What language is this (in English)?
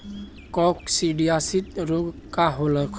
Bhojpuri